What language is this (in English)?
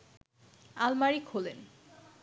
Bangla